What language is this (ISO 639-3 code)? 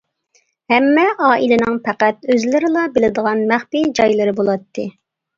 uig